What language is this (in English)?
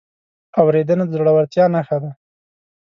Pashto